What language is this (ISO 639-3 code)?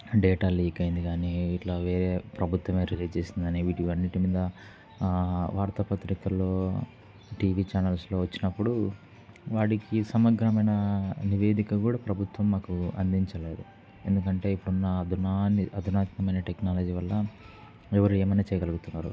tel